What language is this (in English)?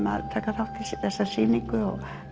Icelandic